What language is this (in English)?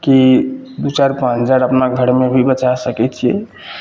Maithili